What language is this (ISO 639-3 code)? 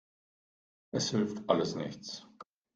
deu